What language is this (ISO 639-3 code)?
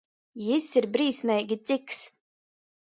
ltg